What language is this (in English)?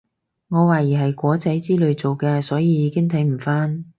Cantonese